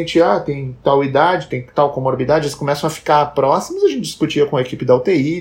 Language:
Portuguese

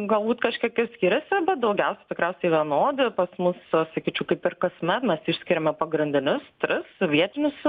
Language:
Lithuanian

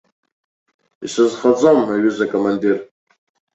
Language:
Abkhazian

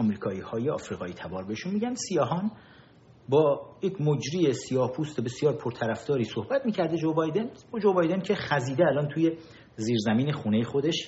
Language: Persian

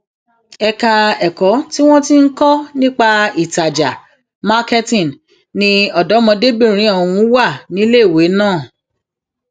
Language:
Yoruba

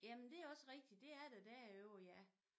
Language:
Danish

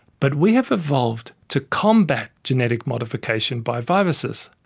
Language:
English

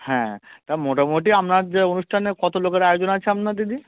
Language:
Bangla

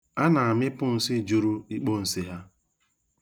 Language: Igbo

